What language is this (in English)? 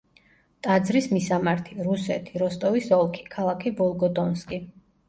Georgian